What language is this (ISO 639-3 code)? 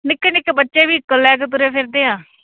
pan